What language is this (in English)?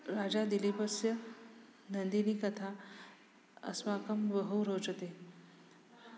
Sanskrit